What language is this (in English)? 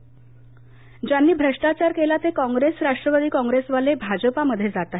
Marathi